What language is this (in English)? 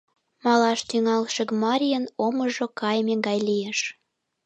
Mari